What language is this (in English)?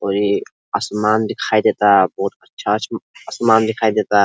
Bhojpuri